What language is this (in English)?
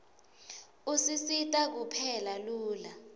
Swati